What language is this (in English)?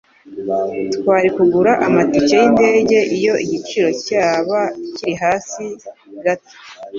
Kinyarwanda